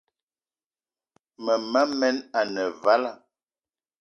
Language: Eton (Cameroon)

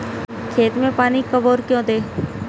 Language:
Hindi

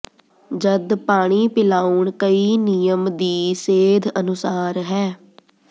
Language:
Punjabi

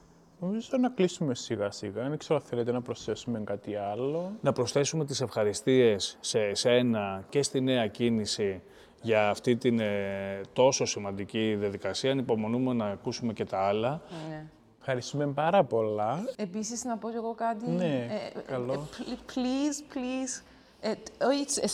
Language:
Greek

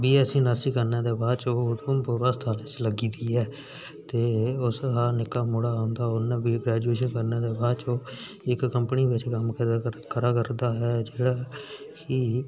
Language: Dogri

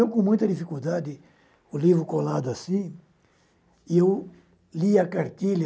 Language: Portuguese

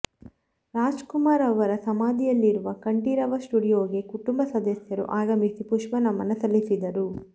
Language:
Kannada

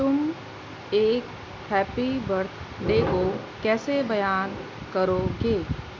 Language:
Urdu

